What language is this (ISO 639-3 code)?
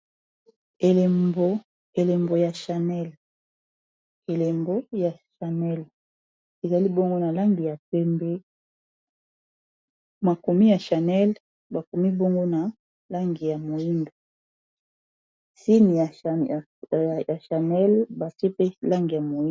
lin